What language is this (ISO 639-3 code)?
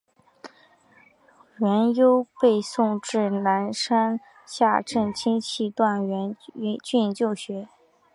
zho